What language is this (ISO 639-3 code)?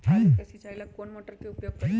mag